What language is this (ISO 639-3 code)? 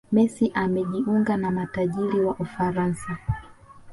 swa